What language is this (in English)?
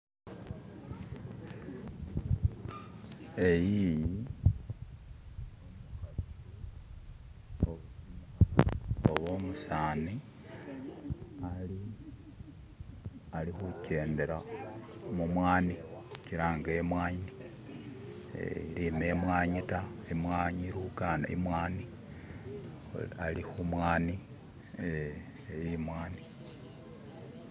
Masaaba